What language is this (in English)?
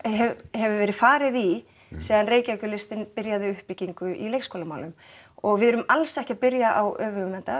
Icelandic